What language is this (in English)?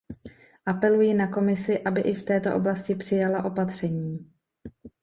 Czech